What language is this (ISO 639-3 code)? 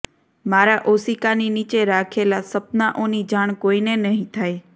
guj